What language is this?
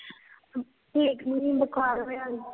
Punjabi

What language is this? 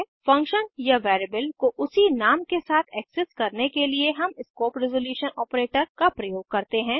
Hindi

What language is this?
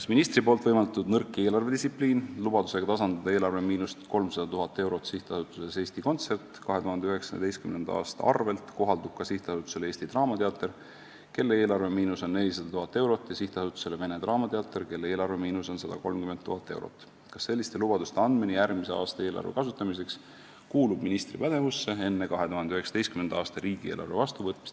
Estonian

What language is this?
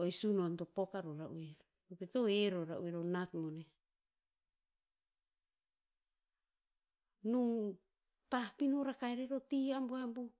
Tinputz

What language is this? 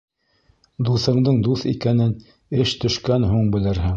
Bashkir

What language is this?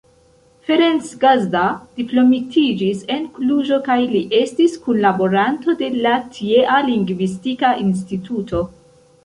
Esperanto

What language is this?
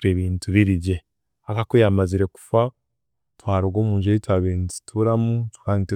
Chiga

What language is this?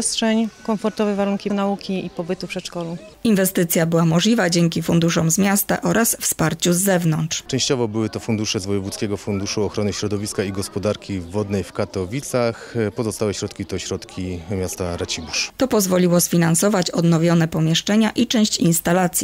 Polish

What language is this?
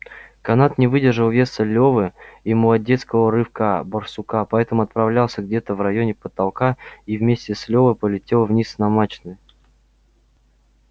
Russian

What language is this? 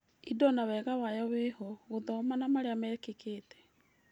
Kikuyu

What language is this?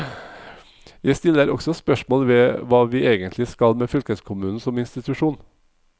Norwegian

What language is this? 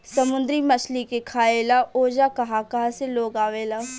Bhojpuri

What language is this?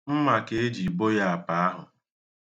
Igbo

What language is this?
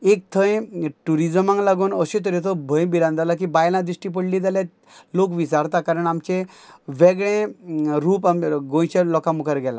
Konkani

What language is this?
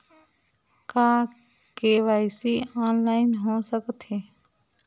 Chhattisgarhi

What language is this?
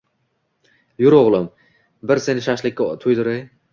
Uzbek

